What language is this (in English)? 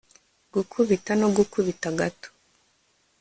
Kinyarwanda